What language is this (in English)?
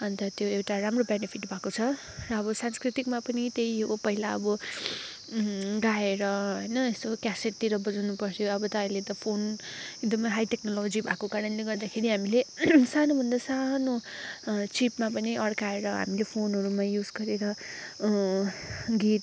Nepali